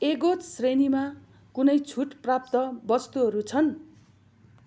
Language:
Nepali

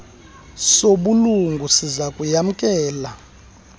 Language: Xhosa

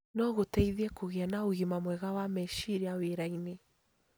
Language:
Kikuyu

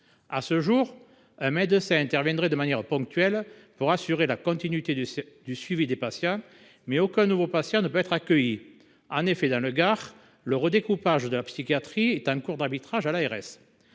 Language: French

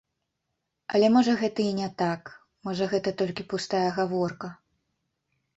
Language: Belarusian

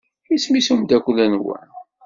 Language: Kabyle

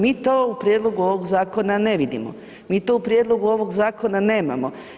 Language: Croatian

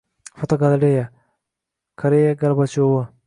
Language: Uzbek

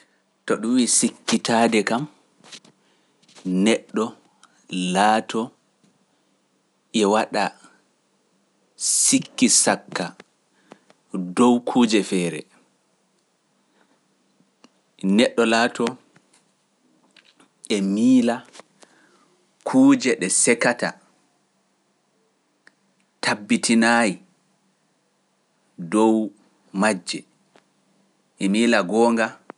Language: Pular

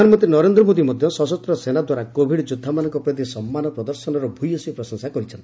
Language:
Odia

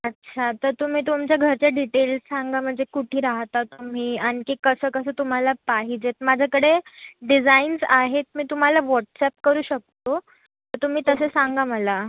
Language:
Marathi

